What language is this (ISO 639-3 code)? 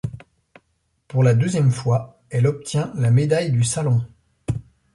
fra